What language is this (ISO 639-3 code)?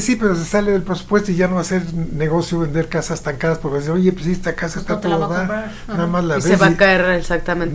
spa